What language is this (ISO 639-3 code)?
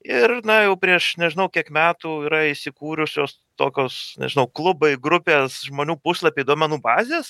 lit